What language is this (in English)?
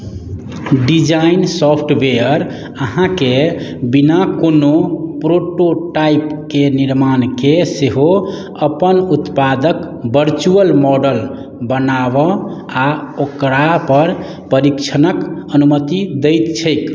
Maithili